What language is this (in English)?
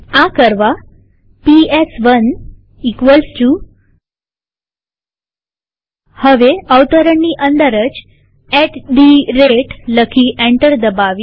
Gujarati